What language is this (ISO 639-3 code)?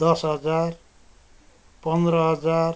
nep